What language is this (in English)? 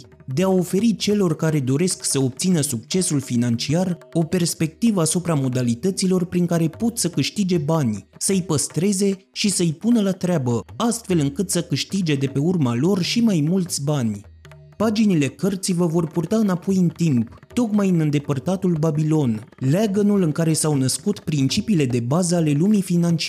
Romanian